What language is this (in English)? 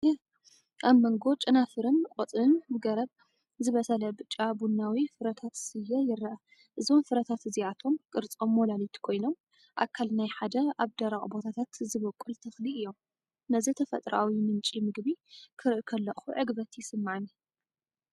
Tigrinya